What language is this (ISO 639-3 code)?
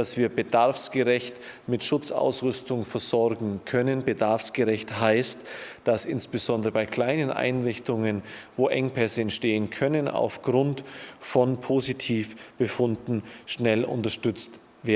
deu